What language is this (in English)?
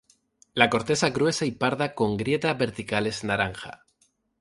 Spanish